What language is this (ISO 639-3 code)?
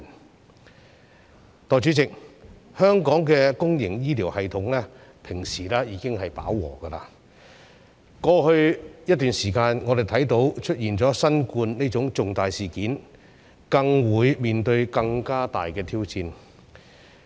yue